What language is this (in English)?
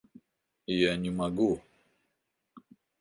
Russian